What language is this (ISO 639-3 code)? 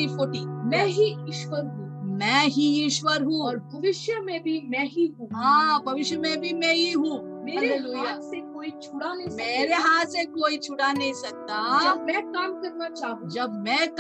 hin